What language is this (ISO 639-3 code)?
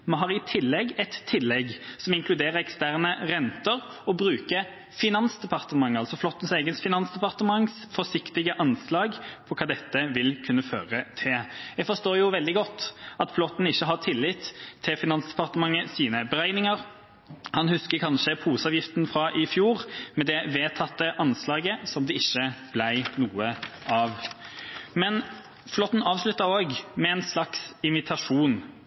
nob